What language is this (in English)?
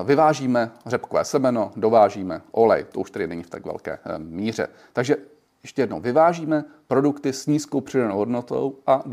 Czech